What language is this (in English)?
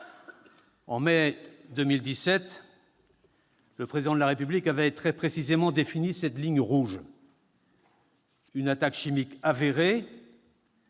French